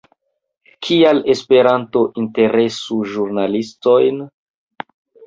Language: Esperanto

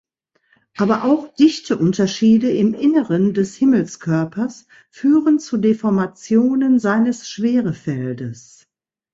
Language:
German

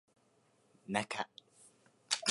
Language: Japanese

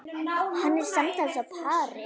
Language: Icelandic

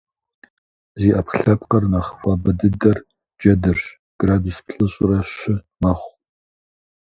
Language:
Kabardian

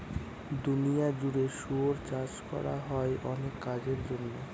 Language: Bangla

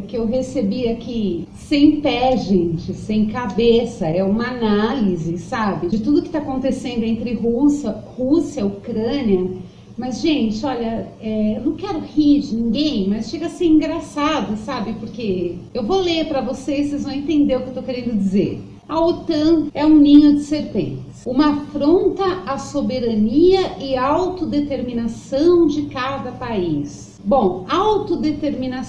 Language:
Portuguese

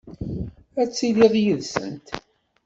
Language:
Kabyle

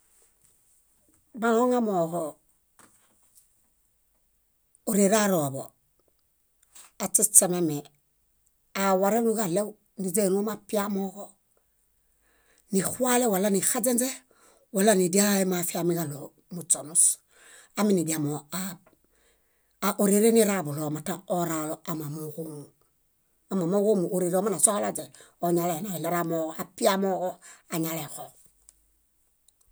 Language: Bayot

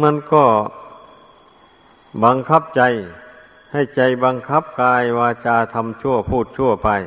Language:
Thai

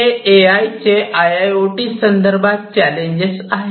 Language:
Marathi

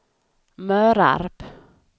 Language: Swedish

